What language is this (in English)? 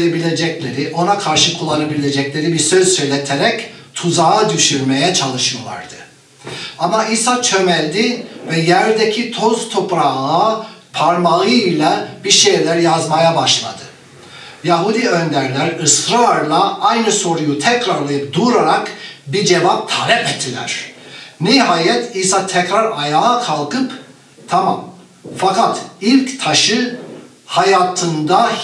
Turkish